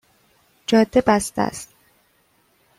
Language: Persian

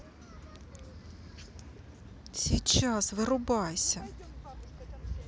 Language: Russian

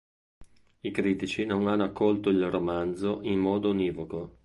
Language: Italian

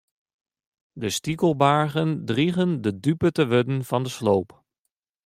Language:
Western Frisian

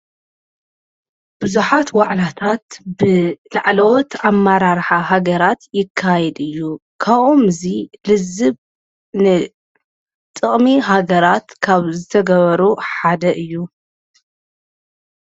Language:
Tigrinya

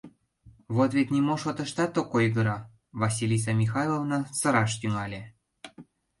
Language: Mari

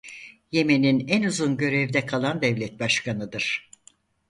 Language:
Turkish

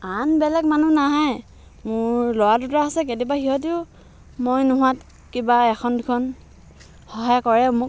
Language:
Assamese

